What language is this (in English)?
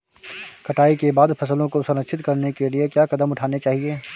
Hindi